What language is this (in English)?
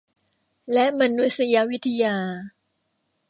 Thai